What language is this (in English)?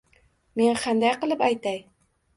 Uzbek